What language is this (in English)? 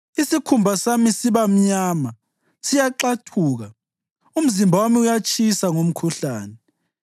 North Ndebele